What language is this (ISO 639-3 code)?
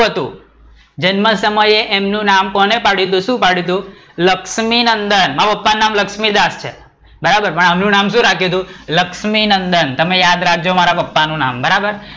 guj